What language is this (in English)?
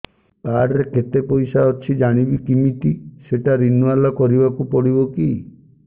Odia